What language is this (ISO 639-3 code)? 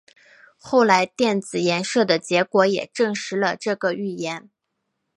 zho